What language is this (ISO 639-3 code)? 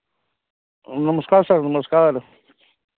mai